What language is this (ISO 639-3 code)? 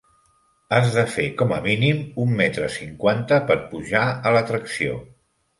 cat